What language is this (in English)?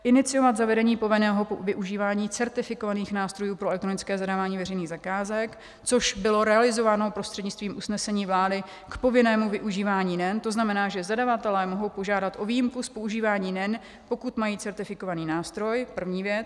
Czech